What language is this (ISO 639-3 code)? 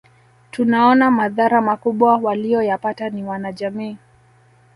swa